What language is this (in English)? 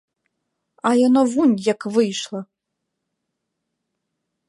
Belarusian